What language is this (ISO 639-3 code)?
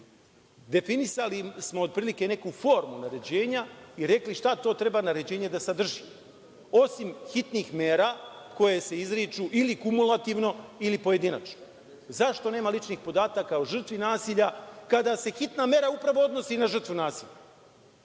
srp